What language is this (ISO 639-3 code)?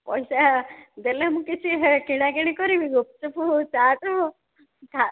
ori